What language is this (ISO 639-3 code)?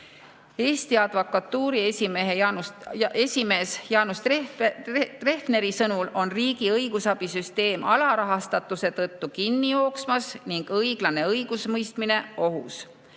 est